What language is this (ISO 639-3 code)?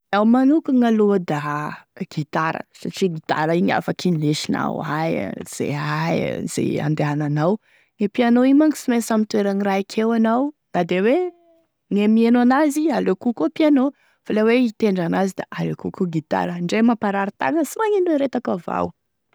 tkg